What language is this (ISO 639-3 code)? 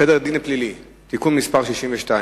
heb